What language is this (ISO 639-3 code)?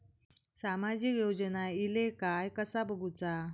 mar